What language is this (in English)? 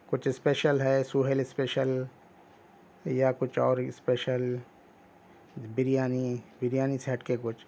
Urdu